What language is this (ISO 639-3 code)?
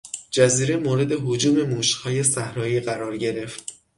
fas